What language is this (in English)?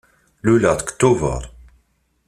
Kabyle